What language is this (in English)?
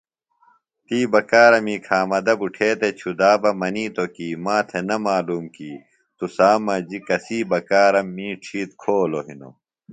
Phalura